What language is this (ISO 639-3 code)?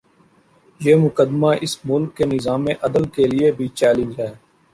urd